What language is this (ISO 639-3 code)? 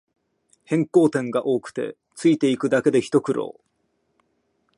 jpn